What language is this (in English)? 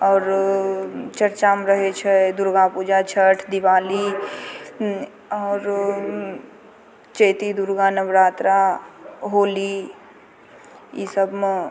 Maithili